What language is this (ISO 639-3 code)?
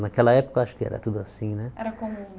por